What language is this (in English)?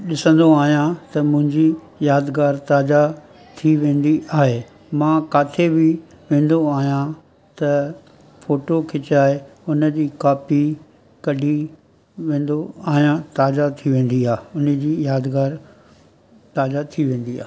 Sindhi